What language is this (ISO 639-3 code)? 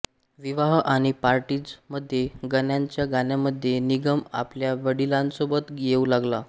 mar